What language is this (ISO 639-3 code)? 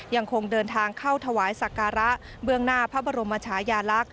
tha